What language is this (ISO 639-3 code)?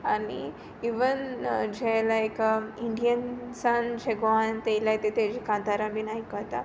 kok